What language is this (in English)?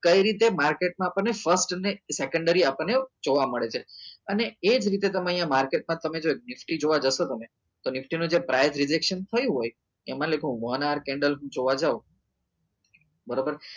Gujarati